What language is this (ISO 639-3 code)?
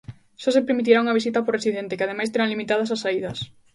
glg